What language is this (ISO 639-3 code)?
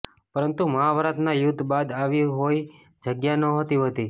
guj